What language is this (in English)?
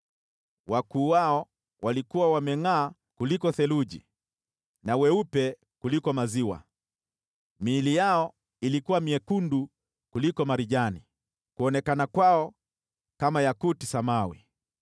Swahili